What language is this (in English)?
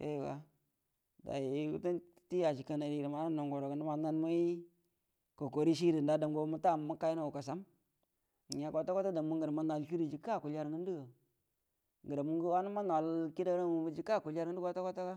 Buduma